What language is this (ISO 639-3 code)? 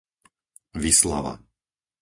slk